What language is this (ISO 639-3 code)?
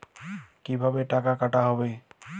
ben